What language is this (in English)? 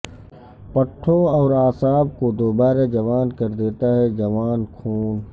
Urdu